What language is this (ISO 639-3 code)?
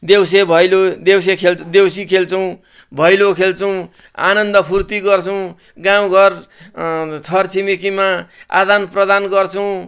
nep